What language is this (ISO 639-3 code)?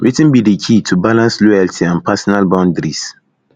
pcm